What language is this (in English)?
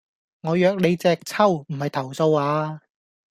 Cantonese